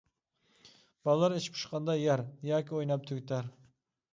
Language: Uyghur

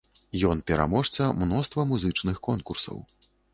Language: Belarusian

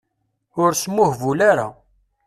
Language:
Kabyle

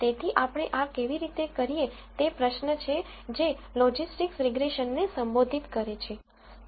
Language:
Gujarati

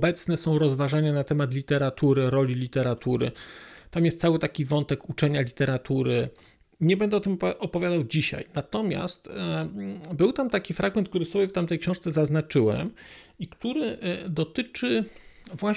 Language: Polish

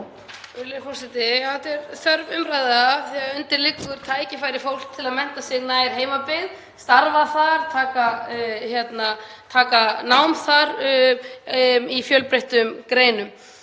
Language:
Icelandic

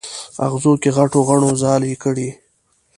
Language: Pashto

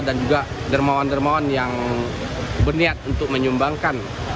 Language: Indonesian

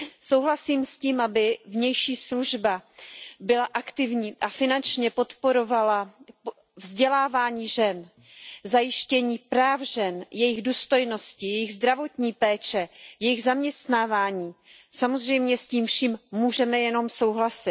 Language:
Czech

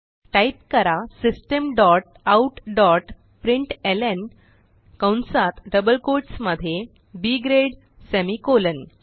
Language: Marathi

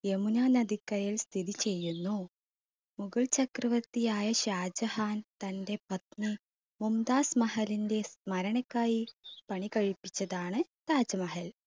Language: Malayalam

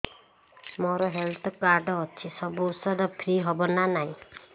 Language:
Odia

